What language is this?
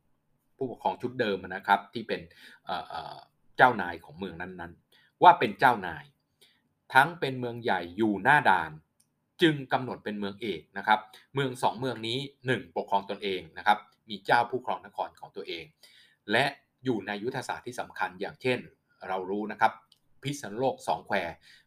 Thai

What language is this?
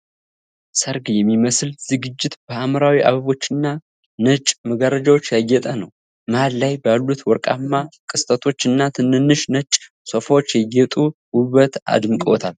Amharic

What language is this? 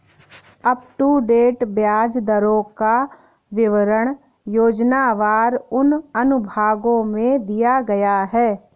Hindi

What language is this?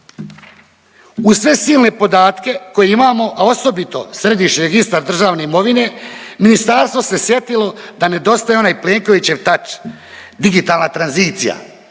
Croatian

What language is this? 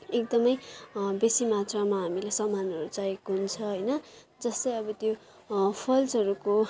Nepali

